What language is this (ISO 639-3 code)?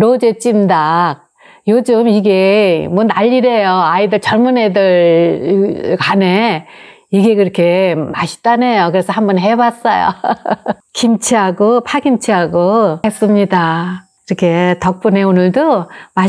kor